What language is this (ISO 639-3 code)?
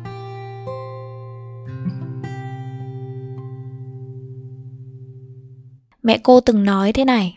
vie